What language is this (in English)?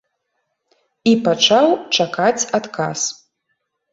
Belarusian